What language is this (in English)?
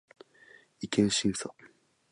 Japanese